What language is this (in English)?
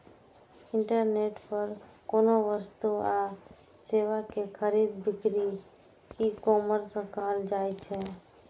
Maithili